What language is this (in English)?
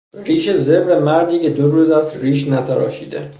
Persian